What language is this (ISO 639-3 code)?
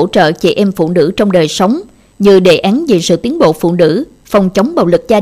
vie